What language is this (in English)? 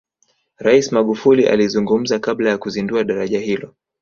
Swahili